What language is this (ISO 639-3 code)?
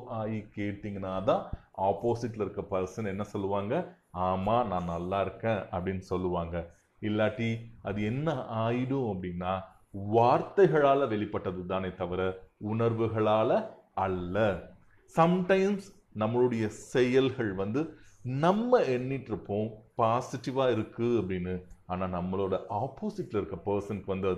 tam